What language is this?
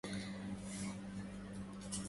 Arabic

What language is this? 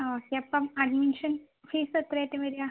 Malayalam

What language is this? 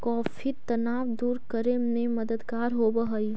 Magahi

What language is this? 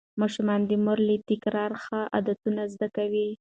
Pashto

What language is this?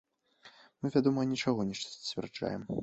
Belarusian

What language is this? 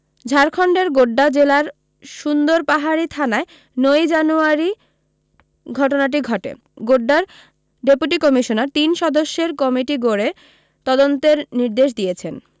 Bangla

